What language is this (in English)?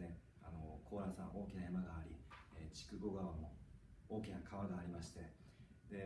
Japanese